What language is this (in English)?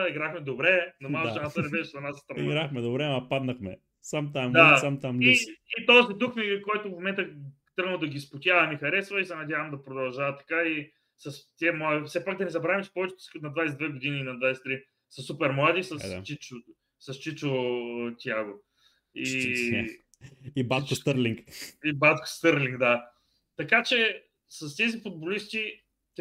Bulgarian